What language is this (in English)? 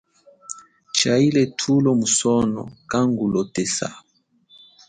Chokwe